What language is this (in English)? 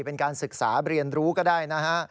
Thai